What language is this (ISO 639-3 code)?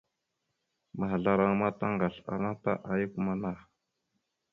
mxu